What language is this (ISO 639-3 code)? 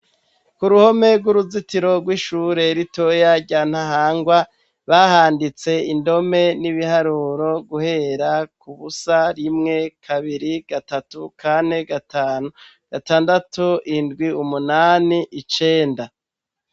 run